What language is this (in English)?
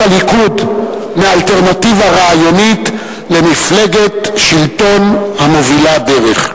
Hebrew